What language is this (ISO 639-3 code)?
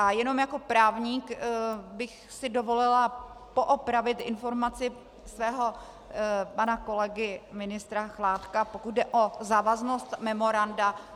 ces